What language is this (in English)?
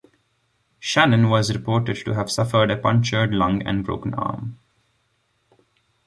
English